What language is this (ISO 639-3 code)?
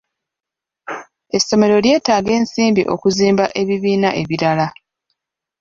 lug